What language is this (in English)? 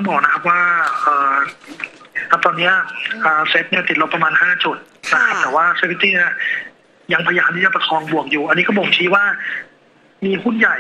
Thai